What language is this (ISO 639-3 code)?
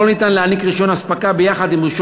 heb